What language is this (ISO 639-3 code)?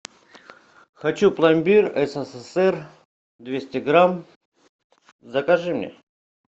rus